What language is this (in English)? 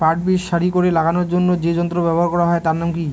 Bangla